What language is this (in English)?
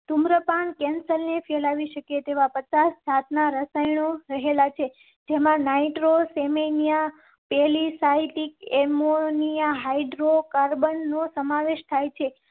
Gujarati